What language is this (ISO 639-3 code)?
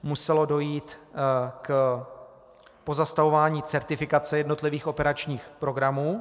ces